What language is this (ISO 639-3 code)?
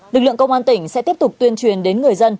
vie